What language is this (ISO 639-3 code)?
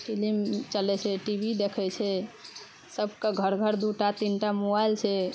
mai